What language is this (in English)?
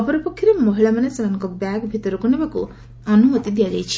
Odia